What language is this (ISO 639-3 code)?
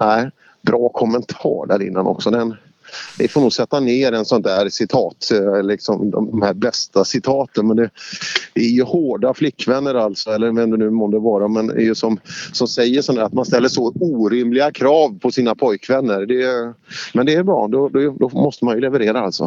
swe